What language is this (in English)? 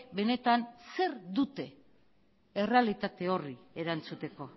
Basque